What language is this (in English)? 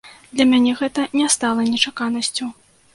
Belarusian